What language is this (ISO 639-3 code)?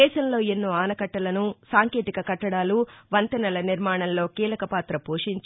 tel